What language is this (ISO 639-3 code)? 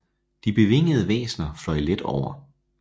dan